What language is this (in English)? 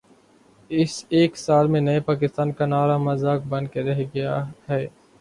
Urdu